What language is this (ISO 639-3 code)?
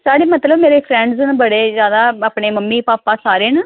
doi